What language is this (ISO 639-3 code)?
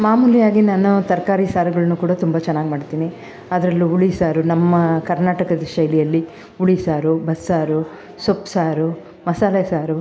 kan